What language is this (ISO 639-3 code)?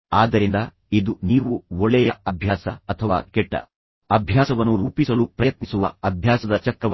kan